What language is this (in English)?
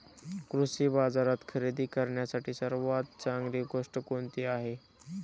Marathi